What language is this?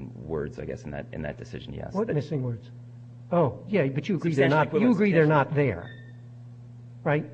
English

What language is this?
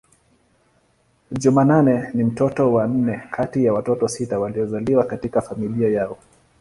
Swahili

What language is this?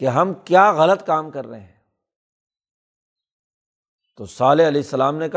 Urdu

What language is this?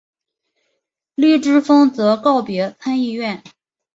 Chinese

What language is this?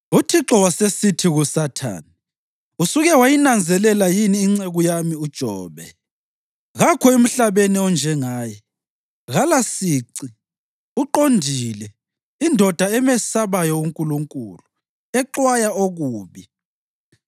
North Ndebele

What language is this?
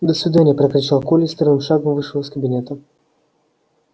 Russian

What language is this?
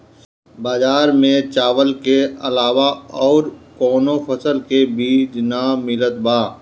Bhojpuri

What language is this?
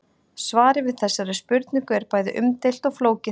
Icelandic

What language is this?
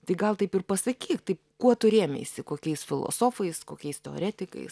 Lithuanian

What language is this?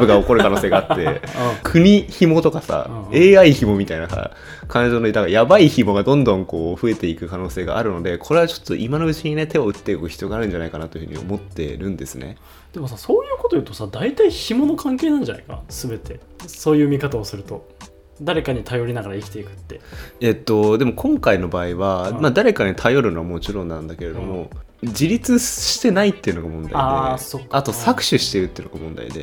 Japanese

